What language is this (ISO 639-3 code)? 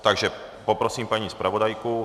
ces